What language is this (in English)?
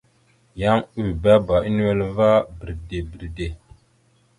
Mada (Cameroon)